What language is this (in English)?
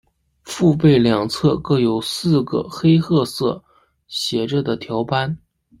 Chinese